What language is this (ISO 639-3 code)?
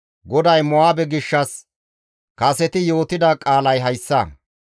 gmv